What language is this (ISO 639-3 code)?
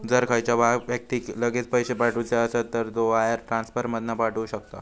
mar